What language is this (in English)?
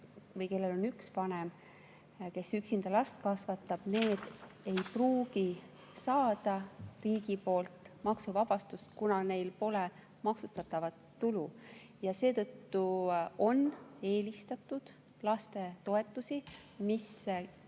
Estonian